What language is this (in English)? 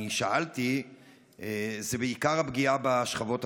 Hebrew